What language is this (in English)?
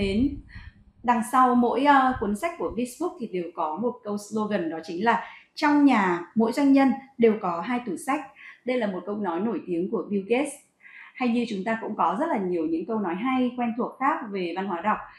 Vietnamese